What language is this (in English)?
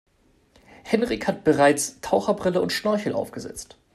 German